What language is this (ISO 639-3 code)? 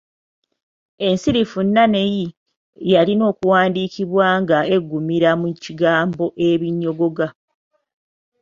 lug